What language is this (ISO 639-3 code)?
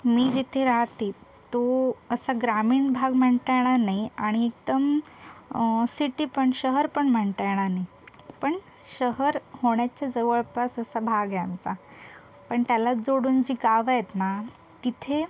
mar